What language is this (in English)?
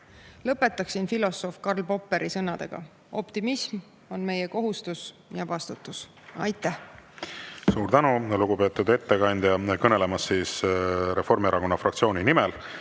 Estonian